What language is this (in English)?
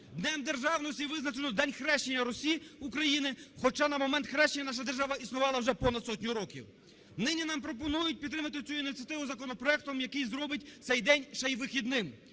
Ukrainian